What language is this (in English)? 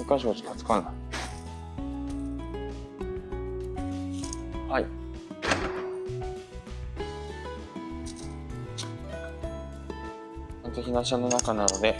Japanese